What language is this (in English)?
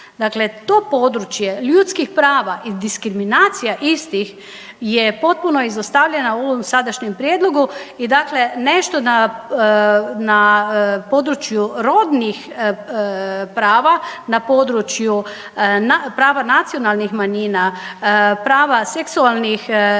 Croatian